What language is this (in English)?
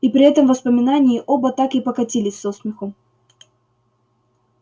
Russian